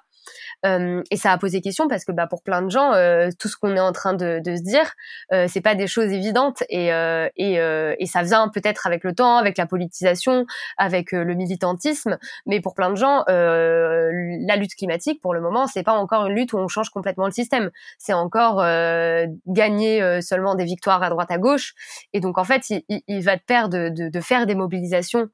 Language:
French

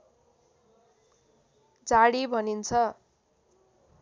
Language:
Nepali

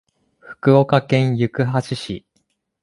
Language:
Japanese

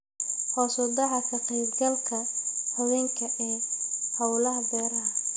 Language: Somali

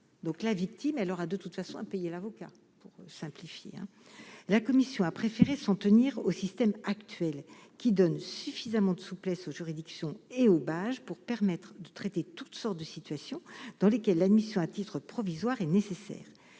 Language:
French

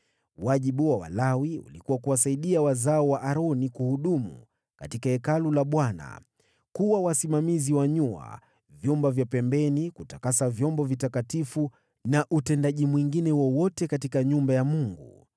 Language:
Swahili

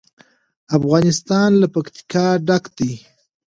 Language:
Pashto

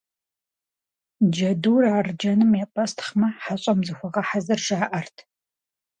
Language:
Kabardian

